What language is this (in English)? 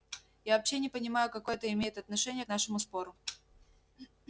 Russian